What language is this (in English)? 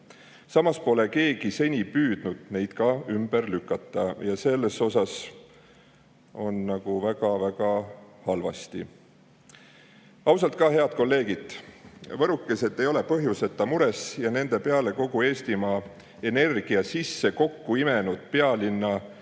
Estonian